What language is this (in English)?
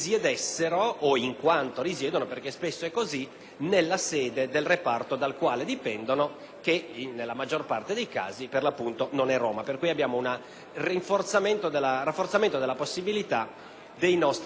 Italian